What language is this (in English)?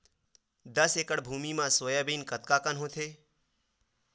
Chhattisgarhi